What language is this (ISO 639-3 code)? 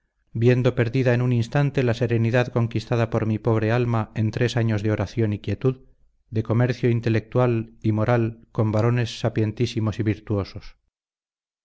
spa